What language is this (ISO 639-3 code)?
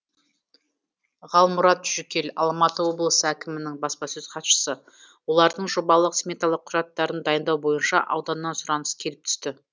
kaz